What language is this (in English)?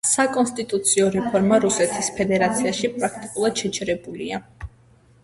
Georgian